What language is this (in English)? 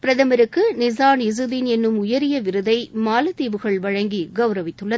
Tamil